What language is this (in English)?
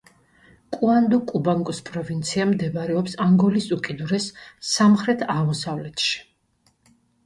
Georgian